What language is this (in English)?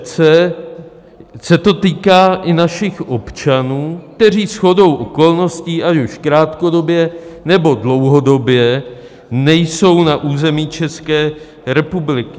Czech